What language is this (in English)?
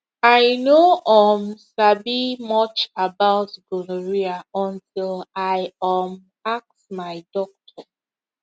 Nigerian Pidgin